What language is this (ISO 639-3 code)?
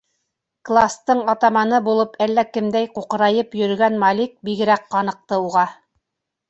bak